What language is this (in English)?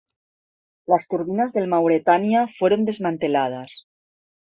Spanish